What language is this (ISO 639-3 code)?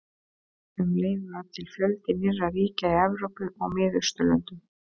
isl